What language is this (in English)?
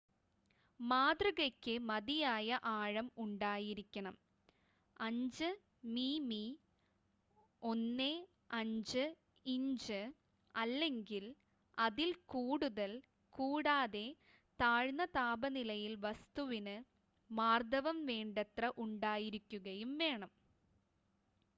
Malayalam